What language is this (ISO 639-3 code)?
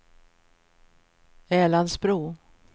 swe